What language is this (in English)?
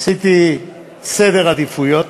Hebrew